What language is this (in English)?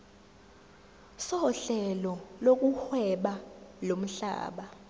Zulu